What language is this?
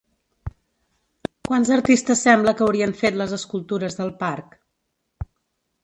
Catalan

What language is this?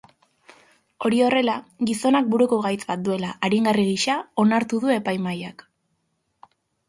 Basque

